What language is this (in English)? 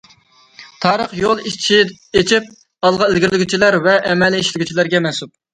Uyghur